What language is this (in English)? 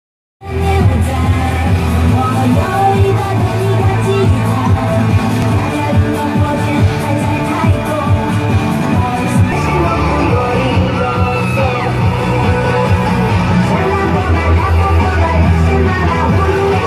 Dutch